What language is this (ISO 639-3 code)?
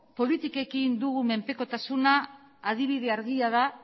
eus